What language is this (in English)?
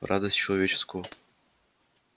Russian